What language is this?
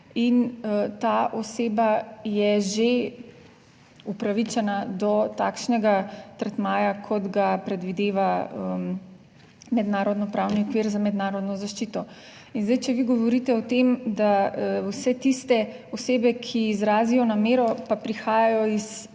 Slovenian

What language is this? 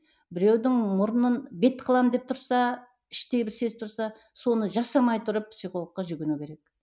Kazakh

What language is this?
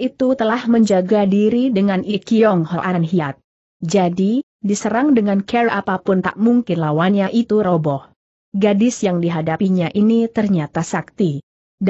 Indonesian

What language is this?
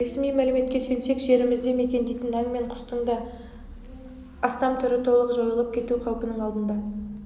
Kazakh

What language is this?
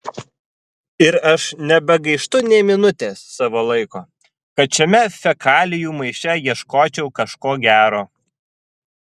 Lithuanian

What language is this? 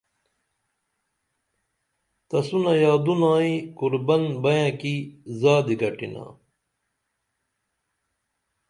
Dameli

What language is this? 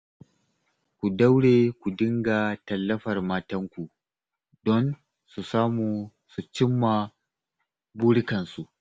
Hausa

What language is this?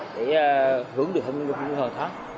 Vietnamese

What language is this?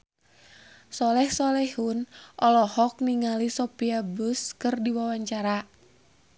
Sundanese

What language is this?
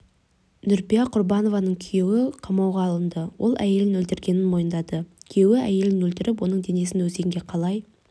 Kazakh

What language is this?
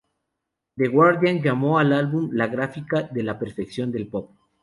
Spanish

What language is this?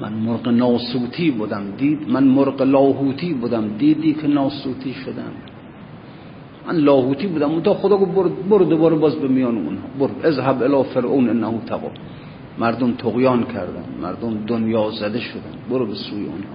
Persian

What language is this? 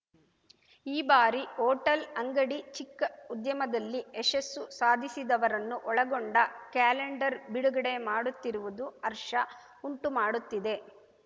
Kannada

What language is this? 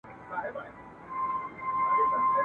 Pashto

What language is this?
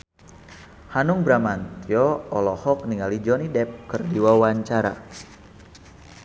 Sundanese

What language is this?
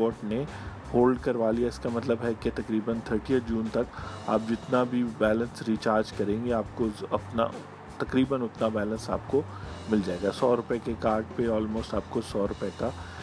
Urdu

